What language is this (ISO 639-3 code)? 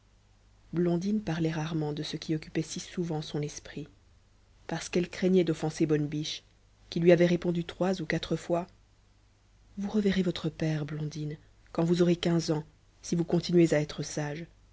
fra